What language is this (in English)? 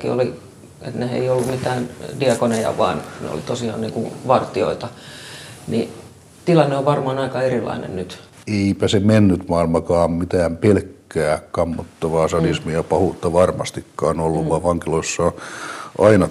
Finnish